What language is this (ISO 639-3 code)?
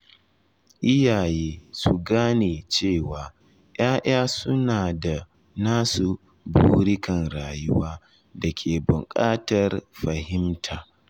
hau